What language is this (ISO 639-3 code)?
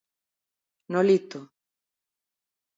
glg